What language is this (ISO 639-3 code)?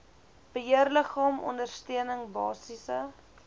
afr